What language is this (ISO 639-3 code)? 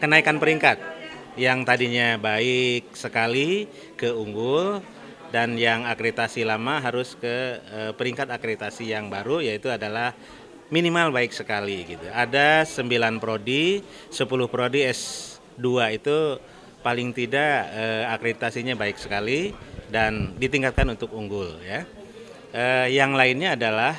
ind